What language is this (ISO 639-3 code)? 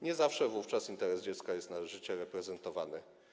pol